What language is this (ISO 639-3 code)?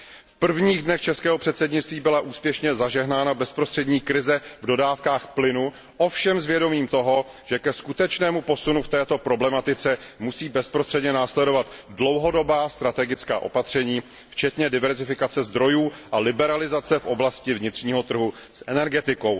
ces